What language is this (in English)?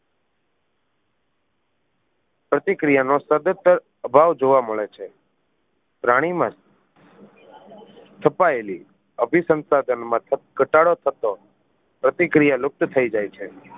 Gujarati